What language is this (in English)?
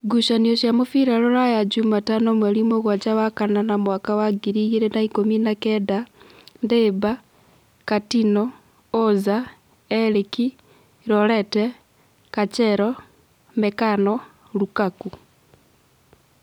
Kikuyu